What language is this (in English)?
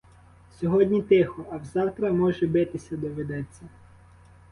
Ukrainian